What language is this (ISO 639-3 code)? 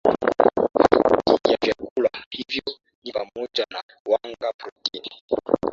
swa